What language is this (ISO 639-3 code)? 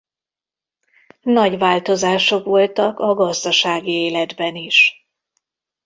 hun